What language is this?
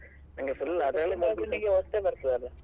Kannada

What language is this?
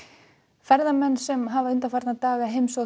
Icelandic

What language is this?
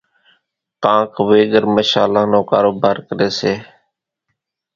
Kachi Koli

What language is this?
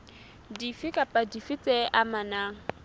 Southern Sotho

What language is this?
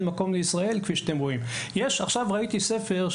Hebrew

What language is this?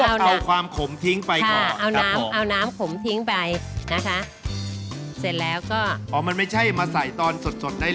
Thai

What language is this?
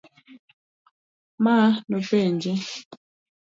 Luo (Kenya and Tanzania)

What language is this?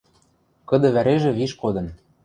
Western Mari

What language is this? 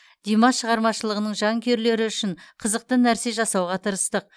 Kazakh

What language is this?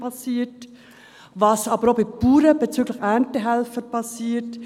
Swiss German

